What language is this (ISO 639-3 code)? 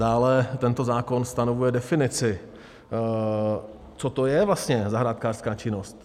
ces